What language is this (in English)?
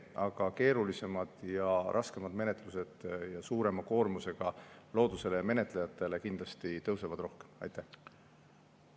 Estonian